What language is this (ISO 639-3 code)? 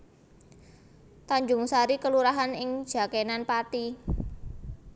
jav